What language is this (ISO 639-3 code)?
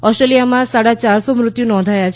guj